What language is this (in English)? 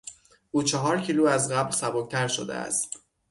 Persian